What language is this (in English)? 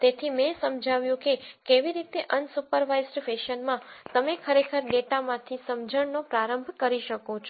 Gujarati